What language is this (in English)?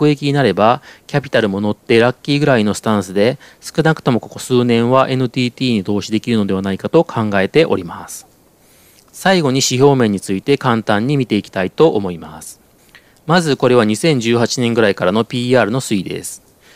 Japanese